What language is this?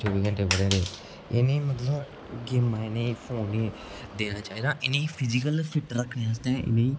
Dogri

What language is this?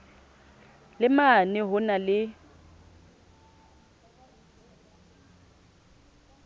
Southern Sotho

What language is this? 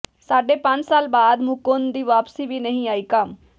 Punjabi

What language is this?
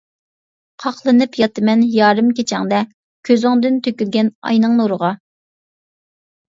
Uyghur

